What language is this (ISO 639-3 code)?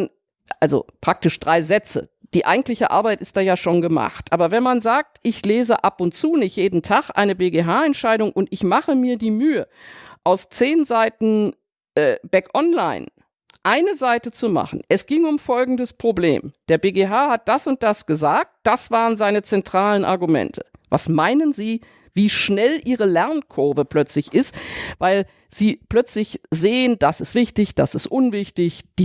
deu